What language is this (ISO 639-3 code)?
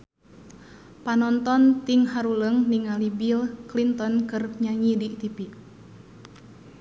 sun